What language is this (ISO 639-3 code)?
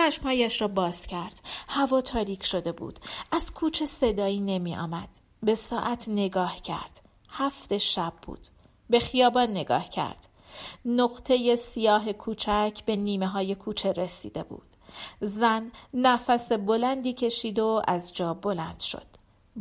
fas